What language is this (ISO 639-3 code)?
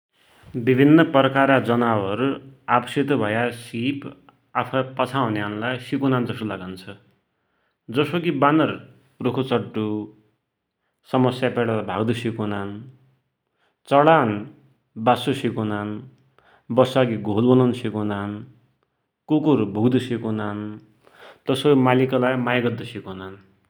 dty